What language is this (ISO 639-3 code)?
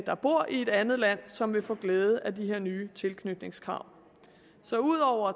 dan